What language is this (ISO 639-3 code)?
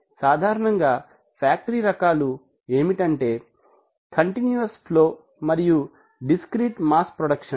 tel